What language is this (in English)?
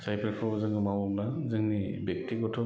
Bodo